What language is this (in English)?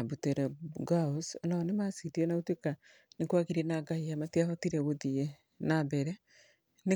Kikuyu